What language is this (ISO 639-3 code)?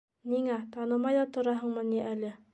bak